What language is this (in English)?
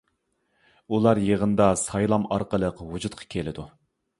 Uyghur